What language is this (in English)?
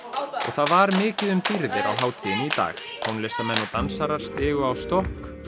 Icelandic